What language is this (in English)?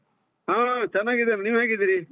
Kannada